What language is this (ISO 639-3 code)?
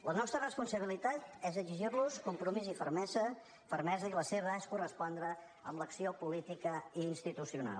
cat